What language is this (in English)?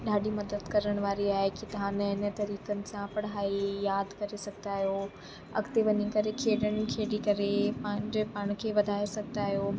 Sindhi